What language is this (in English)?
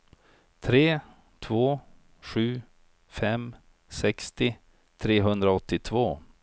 Swedish